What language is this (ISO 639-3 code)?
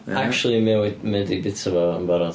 cym